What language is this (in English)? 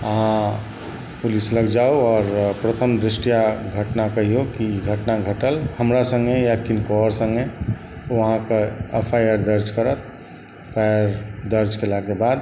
Maithili